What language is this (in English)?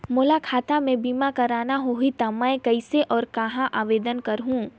Chhattisgarhi